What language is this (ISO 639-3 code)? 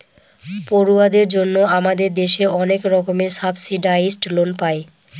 ben